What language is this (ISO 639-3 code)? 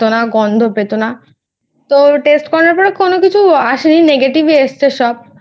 ben